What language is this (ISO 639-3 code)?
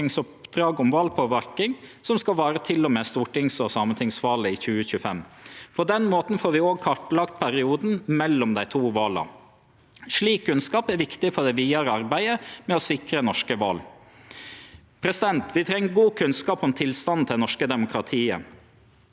nor